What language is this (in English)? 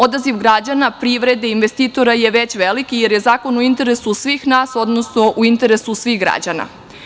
Serbian